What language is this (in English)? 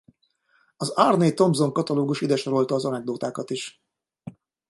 Hungarian